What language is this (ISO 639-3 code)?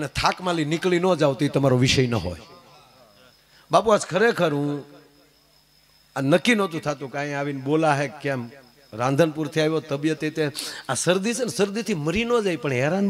ara